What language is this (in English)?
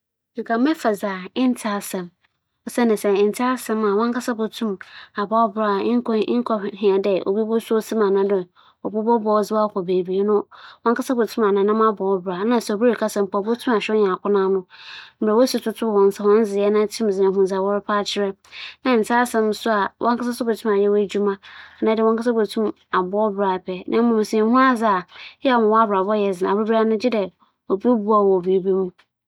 Akan